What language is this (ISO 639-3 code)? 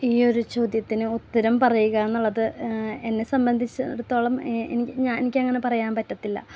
mal